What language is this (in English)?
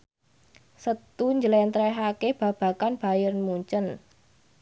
Javanese